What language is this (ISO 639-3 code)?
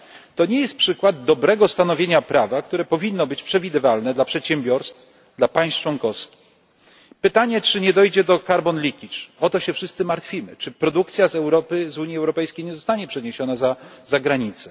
pol